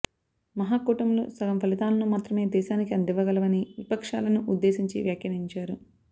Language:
Telugu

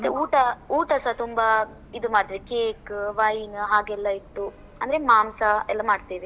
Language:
Kannada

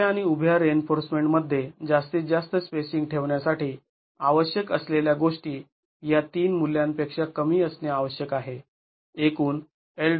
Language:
Marathi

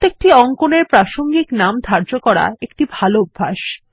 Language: Bangla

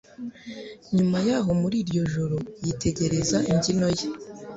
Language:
Kinyarwanda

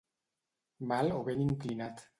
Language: Catalan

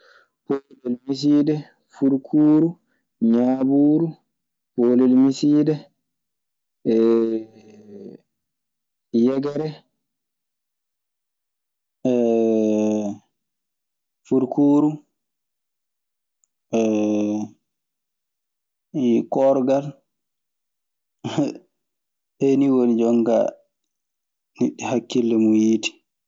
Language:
Maasina Fulfulde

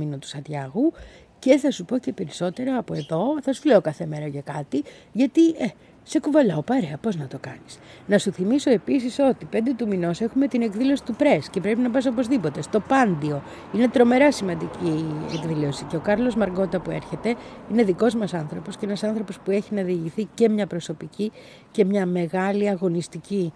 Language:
Greek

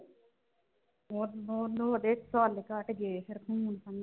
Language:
Punjabi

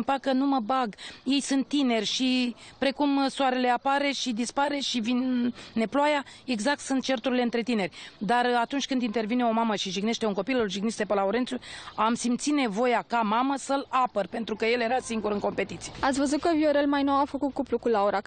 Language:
Romanian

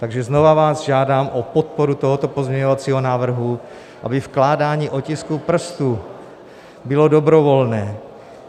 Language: Czech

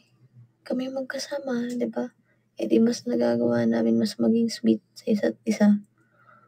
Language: Filipino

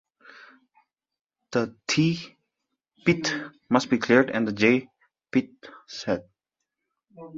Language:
English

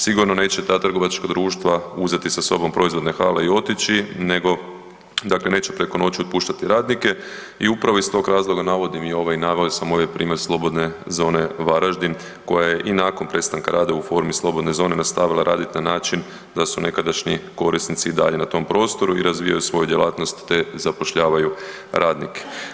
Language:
Croatian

